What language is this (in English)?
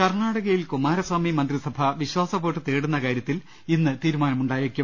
Malayalam